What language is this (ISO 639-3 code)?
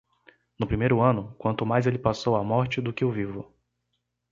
por